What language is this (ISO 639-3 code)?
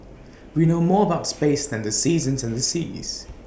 eng